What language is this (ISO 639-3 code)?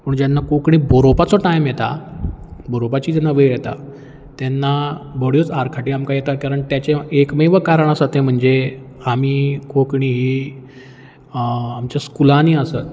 kok